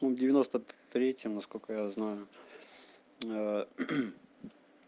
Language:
Russian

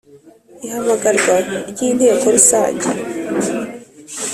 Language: Kinyarwanda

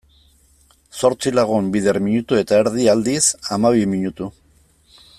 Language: Basque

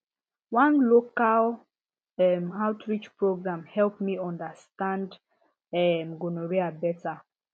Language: Nigerian Pidgin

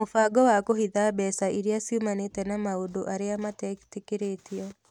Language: Kikuyu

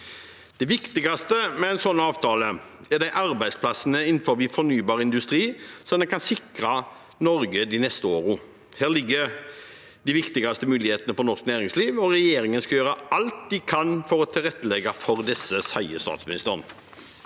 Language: Norwegian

